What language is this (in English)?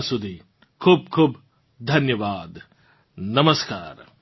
Gujarati